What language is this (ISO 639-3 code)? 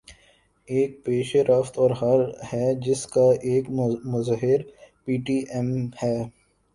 urd